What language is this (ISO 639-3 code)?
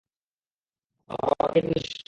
ben